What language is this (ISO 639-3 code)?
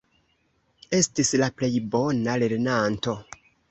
epo